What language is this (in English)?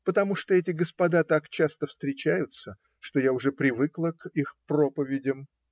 Russian